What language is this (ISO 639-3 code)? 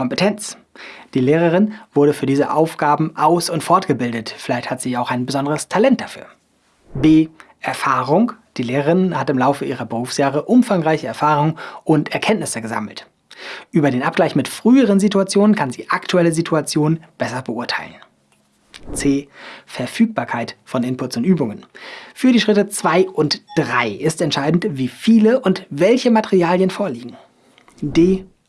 deu